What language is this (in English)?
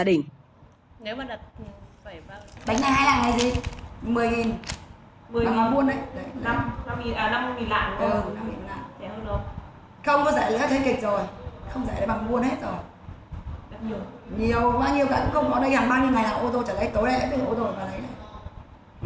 Vietnamese